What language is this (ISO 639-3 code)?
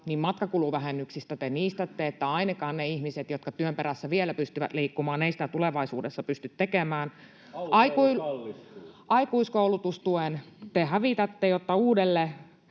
fin